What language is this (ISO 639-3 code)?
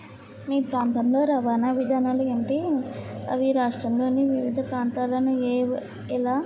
tel